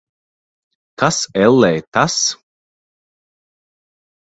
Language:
Latvian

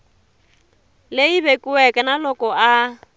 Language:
Tsonga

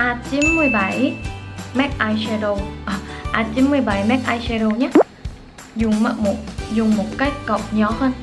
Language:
Vietnamese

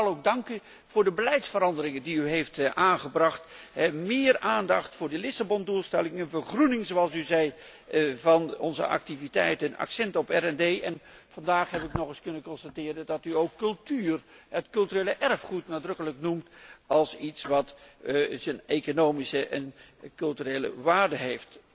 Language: Dutch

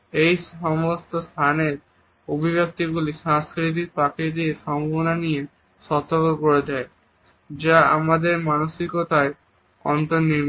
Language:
Bangla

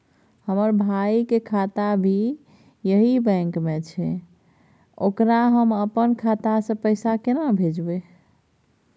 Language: Maithili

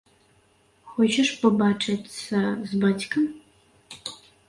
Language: Belarusian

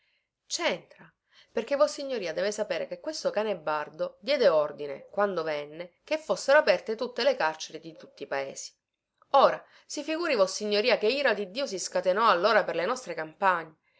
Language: Italian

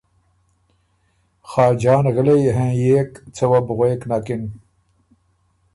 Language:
Ormuri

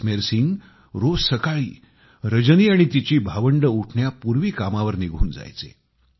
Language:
Marathi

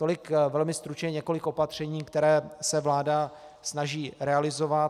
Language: Czech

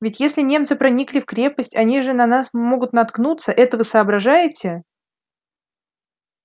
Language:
Russian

